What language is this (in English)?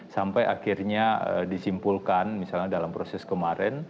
Indonesian